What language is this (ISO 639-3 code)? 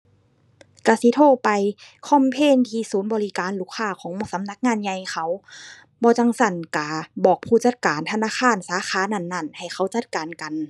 tha